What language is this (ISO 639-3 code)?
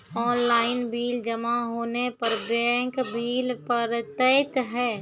mai